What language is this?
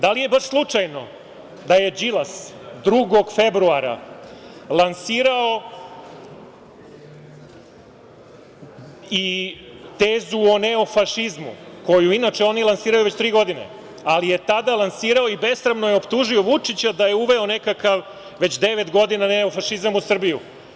Serbian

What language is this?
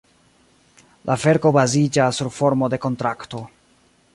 Esperanto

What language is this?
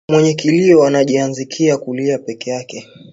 Swahili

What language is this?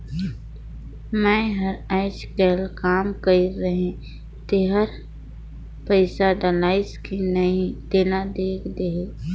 Chhattisgarhi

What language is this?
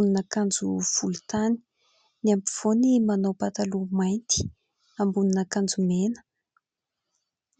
Malagasy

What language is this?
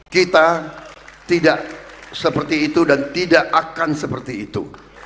Indonesian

